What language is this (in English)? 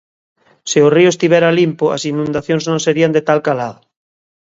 Galician